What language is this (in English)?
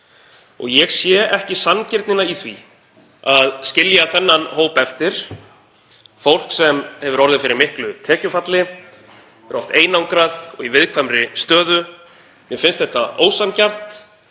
Icelandic